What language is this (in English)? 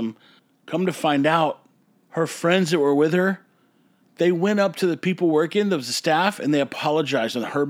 English